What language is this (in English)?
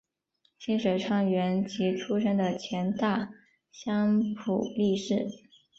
Chinese